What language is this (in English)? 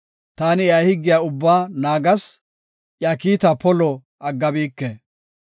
Gofa